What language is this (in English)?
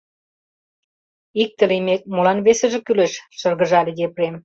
Mari